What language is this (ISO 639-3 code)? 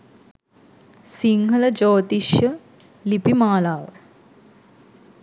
sin